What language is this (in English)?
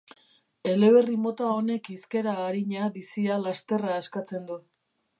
Basque